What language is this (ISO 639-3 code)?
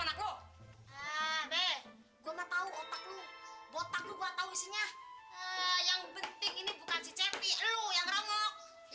ind